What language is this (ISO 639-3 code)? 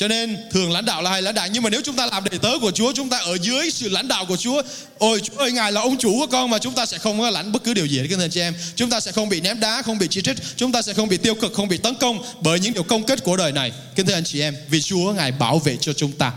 vie